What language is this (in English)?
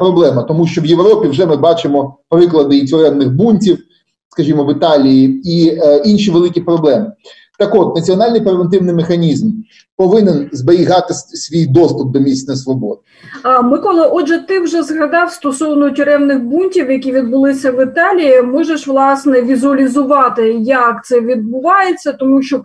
Ukrainian